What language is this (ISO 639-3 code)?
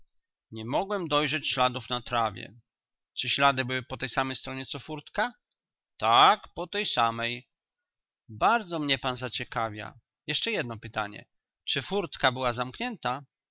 pol